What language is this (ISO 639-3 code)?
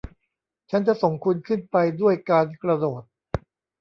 tha